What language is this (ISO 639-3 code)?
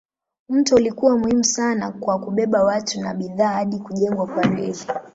swa